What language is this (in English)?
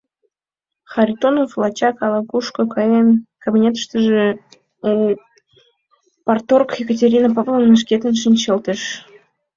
Mari